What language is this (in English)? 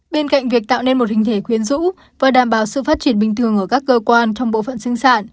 Vietnamese